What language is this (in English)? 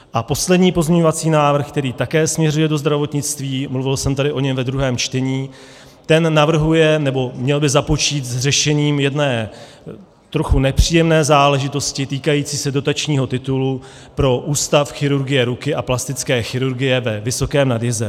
Czech